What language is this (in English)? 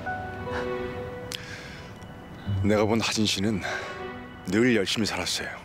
Korean